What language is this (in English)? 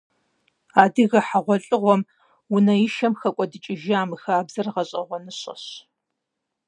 Kabardian